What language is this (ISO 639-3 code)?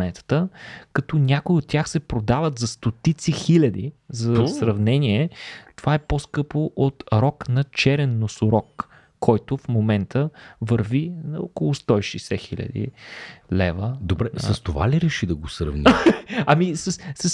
bul